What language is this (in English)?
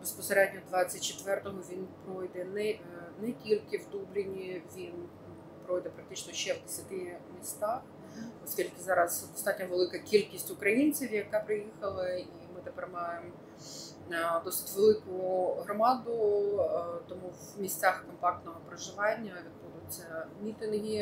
Ukrainian